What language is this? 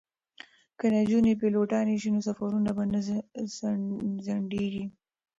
Pashto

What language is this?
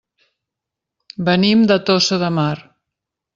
Catalan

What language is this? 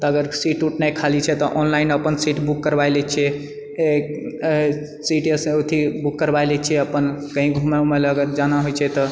Maithili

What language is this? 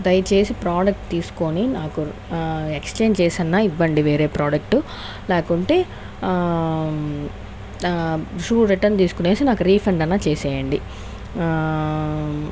Telugu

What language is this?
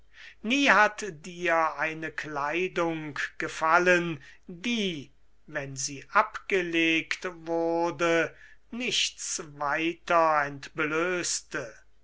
German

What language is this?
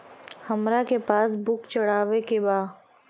Bhojpuri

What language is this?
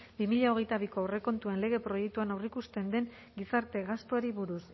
Basque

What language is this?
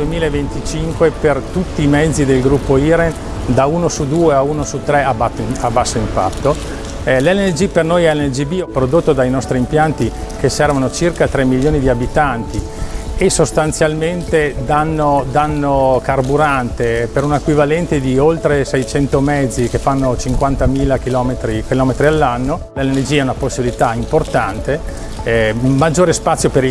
Italian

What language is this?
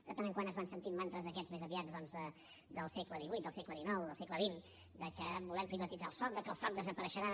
Catalan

